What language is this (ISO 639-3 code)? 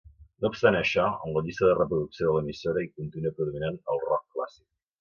cat